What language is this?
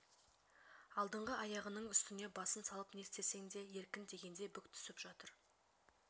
Kazakh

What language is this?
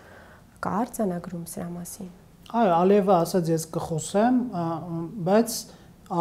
Romanian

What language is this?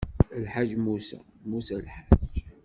Kabyle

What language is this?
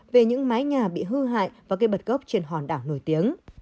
Vietnamese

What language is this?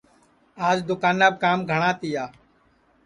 Sansi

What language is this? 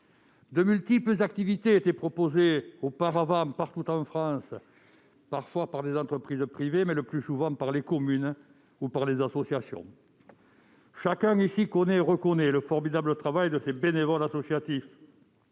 French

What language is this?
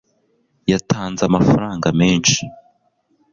Kinyarwanda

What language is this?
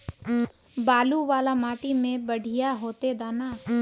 Magahi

